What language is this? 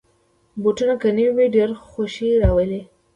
Pashto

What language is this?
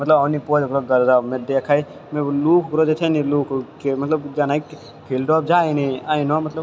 Maithili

